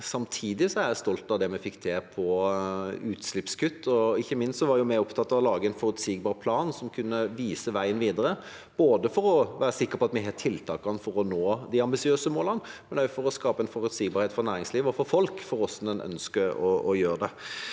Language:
Norwegian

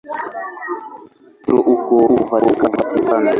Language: Swahili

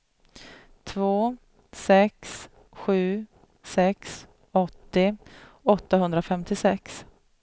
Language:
Swedish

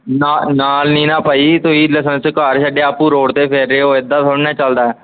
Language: Punjabi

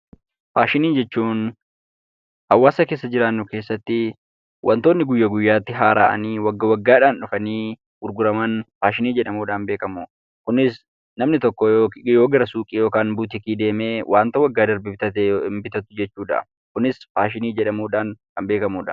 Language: Oromo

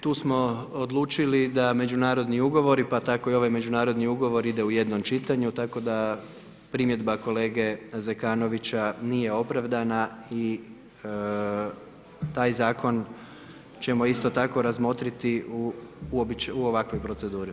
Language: Croatian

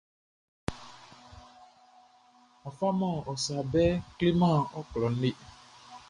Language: Baoulé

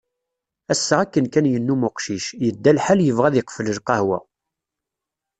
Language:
Kabyle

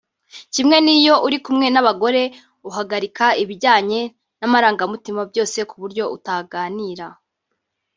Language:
Kinyarwanda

